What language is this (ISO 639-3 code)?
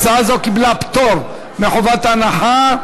heb